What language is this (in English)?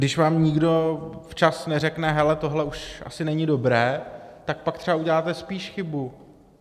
Czech